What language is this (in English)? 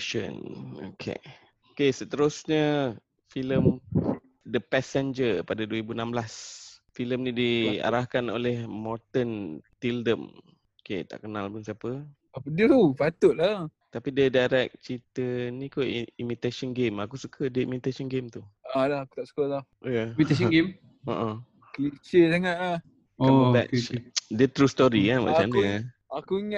Malay